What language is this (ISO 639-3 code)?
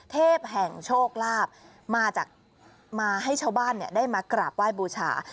tha